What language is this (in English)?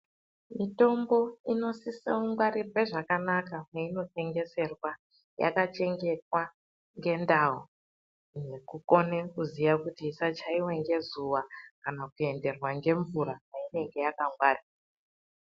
Ndau